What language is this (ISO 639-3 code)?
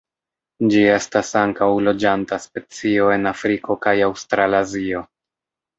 epo